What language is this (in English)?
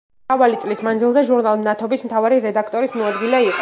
Georgian